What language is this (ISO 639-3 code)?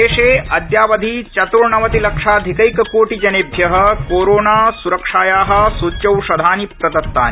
san